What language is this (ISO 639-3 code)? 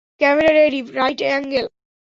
ben